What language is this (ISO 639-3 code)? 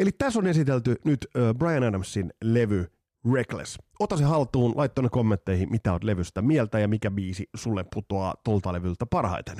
fin